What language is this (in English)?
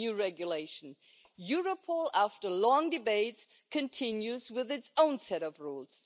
English